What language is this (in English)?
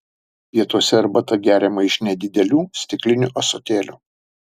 Lithuanian